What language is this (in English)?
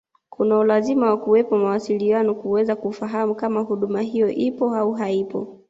Swahili